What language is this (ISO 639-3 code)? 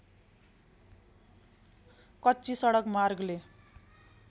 nep